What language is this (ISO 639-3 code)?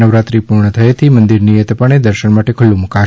guj